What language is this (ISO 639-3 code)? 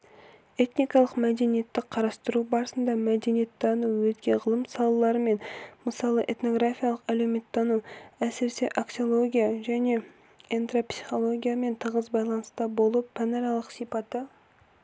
kaz